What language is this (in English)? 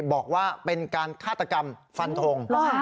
Thai